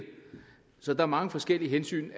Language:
Danish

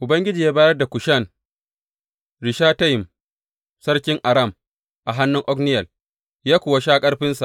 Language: Hausa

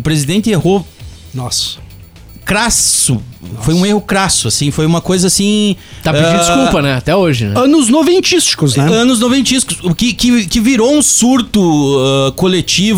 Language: Portuguese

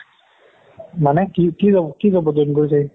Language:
Assamese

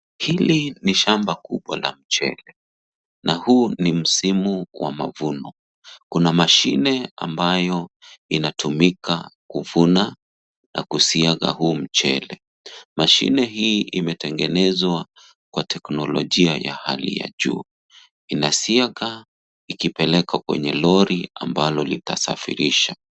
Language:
Swahili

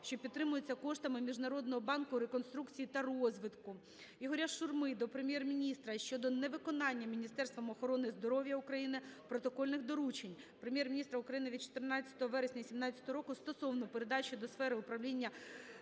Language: Ukrainian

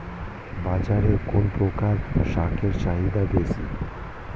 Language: Bangla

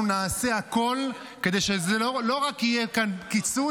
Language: Hebrew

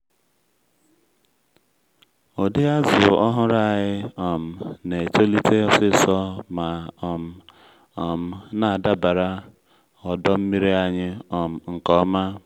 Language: Igbo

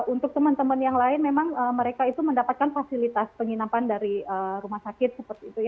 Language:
Indonesian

